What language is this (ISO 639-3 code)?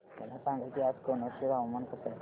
mar